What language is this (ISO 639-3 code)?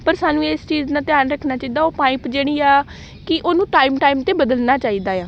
pan